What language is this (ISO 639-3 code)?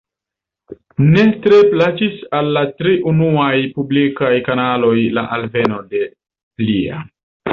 epo